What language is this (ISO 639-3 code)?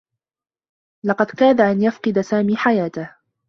ara